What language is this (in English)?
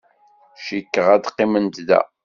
Kabyle